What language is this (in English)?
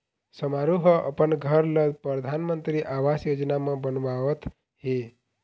Chhattisgarhi